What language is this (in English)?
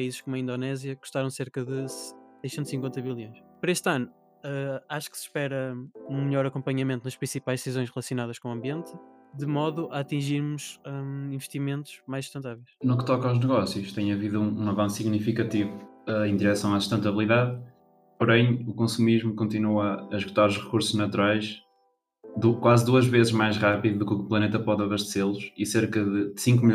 Portuguese